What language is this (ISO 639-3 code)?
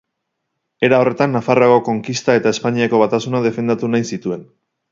eus